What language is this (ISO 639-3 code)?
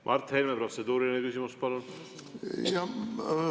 est